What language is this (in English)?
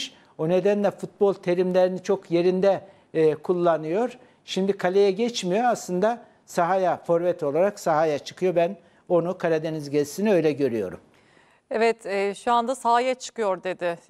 Turkish